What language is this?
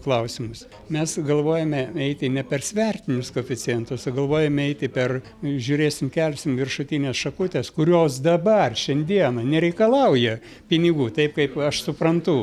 Lithuanian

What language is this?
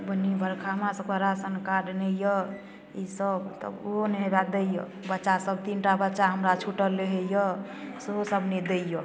Maithili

